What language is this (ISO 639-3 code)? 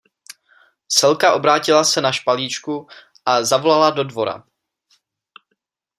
ces